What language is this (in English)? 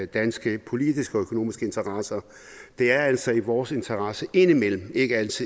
Danish